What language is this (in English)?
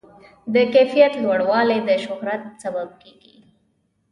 Pashto